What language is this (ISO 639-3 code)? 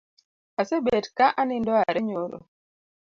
luo